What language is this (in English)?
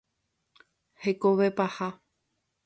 Guarani